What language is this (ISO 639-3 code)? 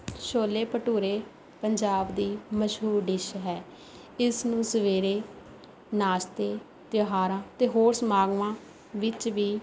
pan